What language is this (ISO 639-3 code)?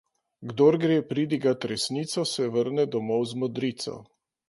slv